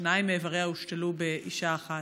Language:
Hebrew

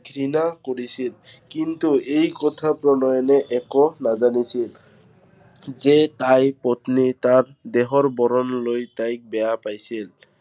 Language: Assamese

